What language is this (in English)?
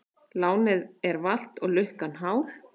Icelandic